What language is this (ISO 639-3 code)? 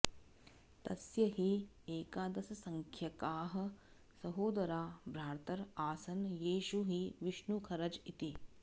san